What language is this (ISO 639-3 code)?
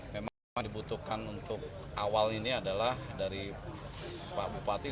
ind